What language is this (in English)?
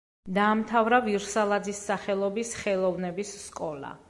Georgian